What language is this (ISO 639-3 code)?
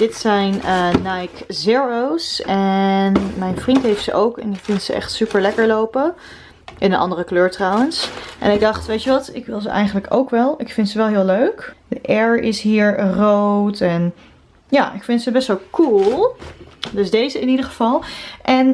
nld